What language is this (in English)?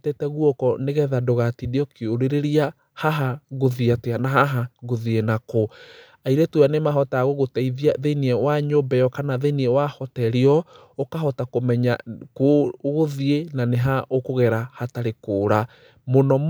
Kikuyu